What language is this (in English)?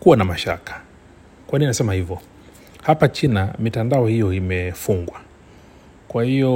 Swahili